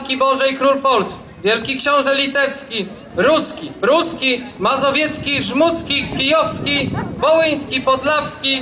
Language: Polish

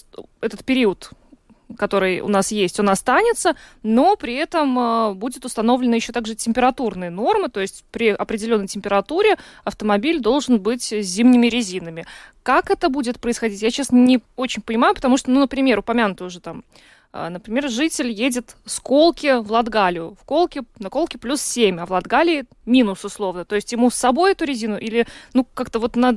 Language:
Russian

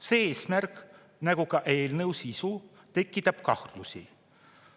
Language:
Estonian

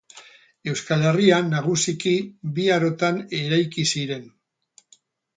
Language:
Basque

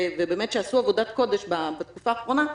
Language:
Hebrew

